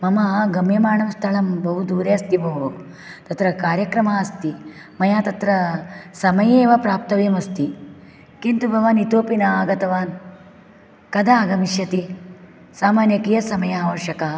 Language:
Sanskrit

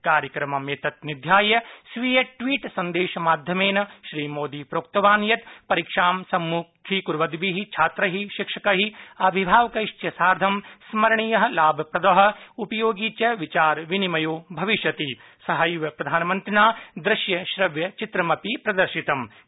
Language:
Sanskrit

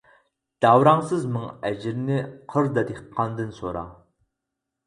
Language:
Uyghur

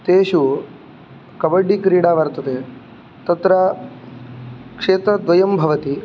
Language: Sanskrit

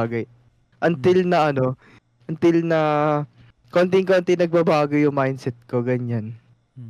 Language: Filipino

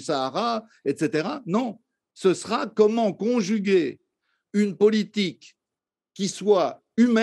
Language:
French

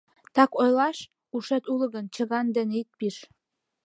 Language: Mari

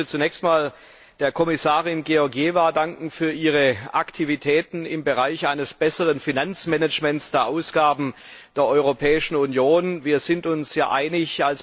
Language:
German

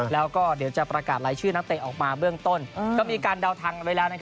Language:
Thai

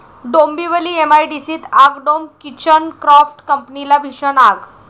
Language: Marathi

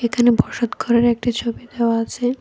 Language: Bangla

